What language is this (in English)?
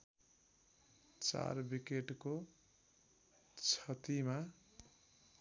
Nepali